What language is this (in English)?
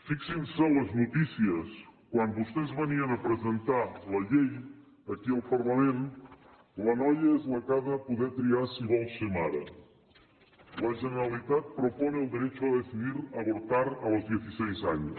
Catalan